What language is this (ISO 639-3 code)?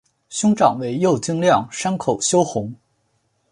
zho